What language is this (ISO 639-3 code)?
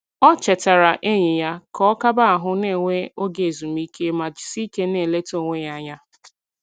ibo